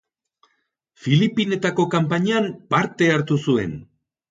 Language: Basque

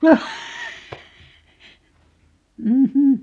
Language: Finnish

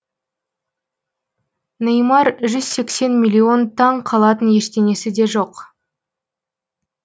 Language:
Kazakh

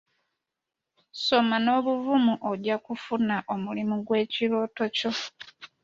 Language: Ganda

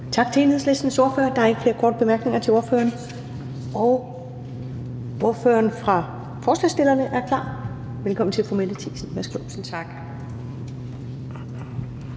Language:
Danish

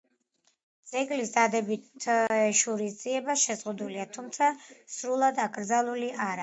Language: Georgian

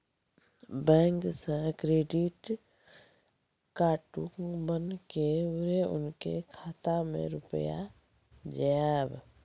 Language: Maithili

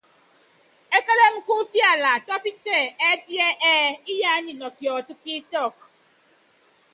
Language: Yangben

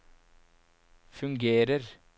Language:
Norwegian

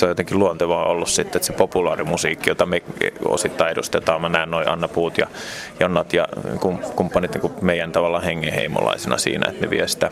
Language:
Finnish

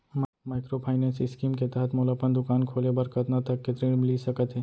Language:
Chhattisgarhi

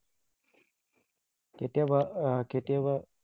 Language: Assamese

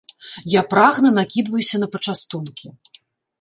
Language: Belarusian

